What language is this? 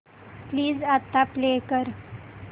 Marathi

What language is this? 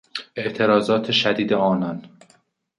Persian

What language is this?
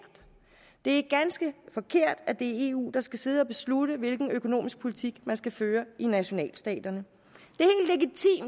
Danish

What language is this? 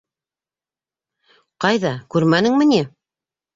Bashkir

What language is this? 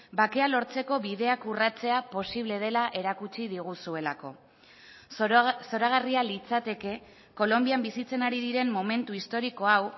Basque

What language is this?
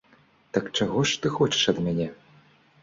Belarusian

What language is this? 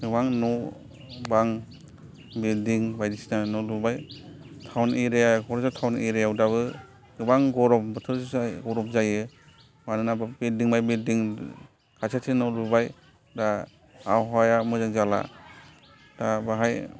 Bodo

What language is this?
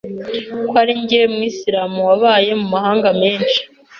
Kinyarwanda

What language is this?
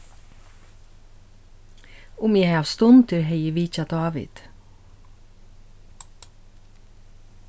Faroese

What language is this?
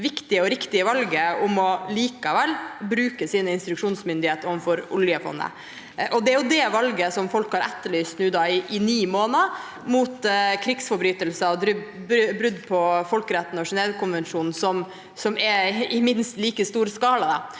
Norwegian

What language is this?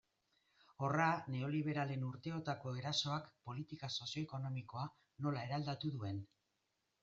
Basque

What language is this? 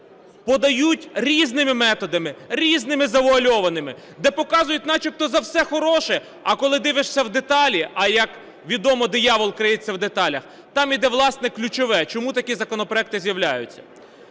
Ukrainian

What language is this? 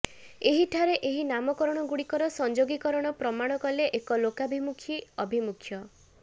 Odia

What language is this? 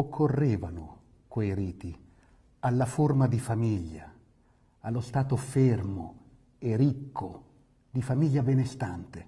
Italian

